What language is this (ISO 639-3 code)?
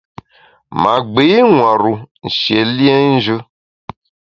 bax